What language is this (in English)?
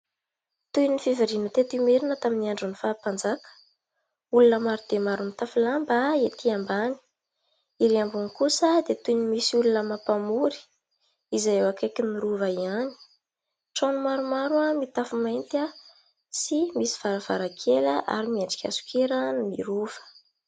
Malagasy